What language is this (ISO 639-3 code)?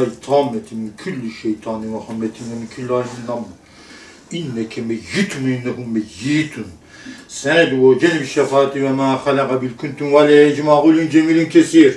tur